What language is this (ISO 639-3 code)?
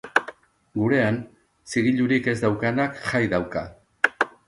eus